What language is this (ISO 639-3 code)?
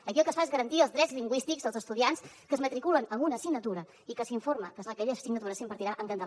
cat